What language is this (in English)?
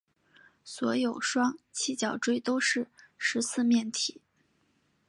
Chinese